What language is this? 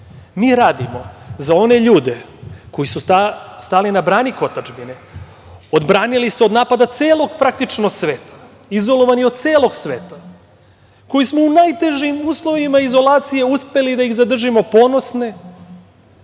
Serbian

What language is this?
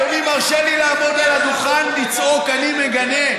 Hebrew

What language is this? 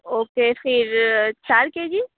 Urdu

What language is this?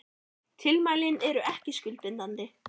Icelandic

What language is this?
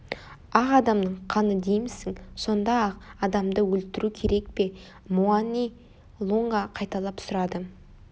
Kazakh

